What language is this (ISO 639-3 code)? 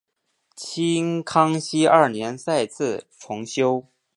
zho